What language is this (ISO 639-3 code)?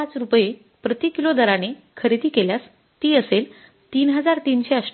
mar